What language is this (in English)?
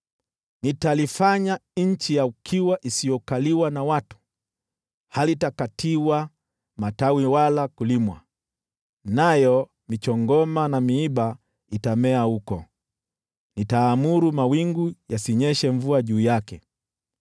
Swahili